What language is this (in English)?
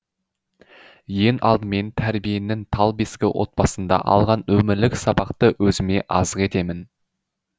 Kazakh